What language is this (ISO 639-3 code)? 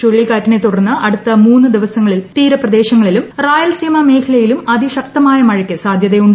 mal